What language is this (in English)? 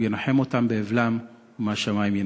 Hebrew